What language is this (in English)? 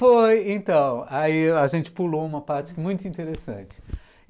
Portuguese